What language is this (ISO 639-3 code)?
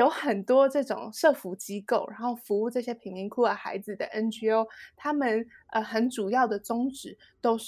zho